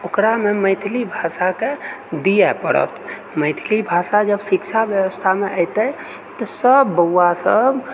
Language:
Maithili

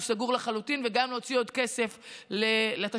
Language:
Hebrew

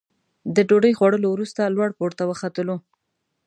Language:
Pashto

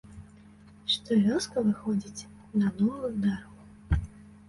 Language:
Belarusian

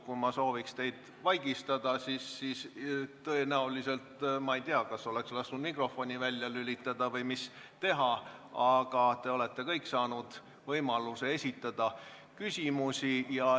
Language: Estonian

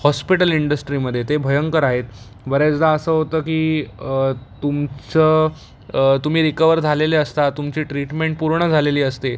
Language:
Marathi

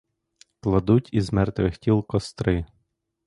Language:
Ukrainian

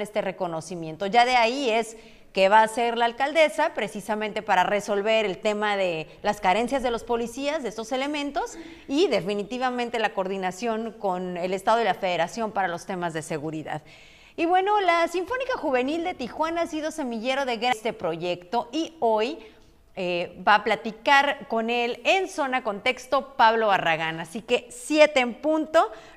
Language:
Spanish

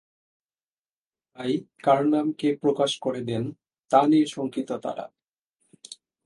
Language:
Bangla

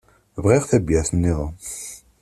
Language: Kabyle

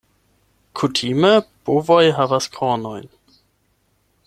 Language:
Esperanto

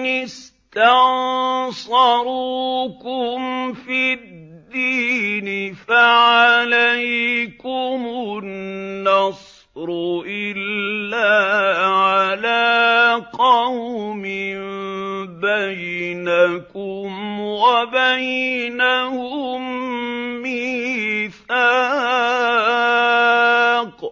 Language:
Arabic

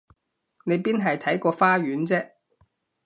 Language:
Cantonese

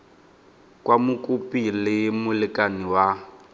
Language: Tswana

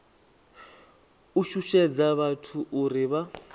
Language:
Venda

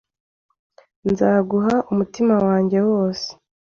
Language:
Kinyarwanda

